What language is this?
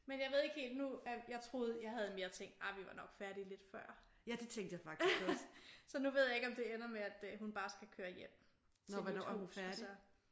Danish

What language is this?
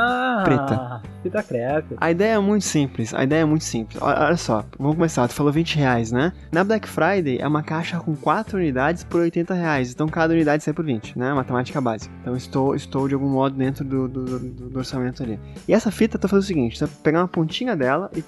Portuguese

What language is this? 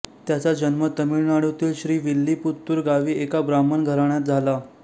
Marathi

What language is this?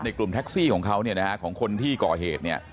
Thai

